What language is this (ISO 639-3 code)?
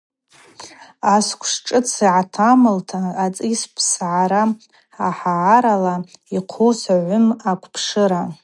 abq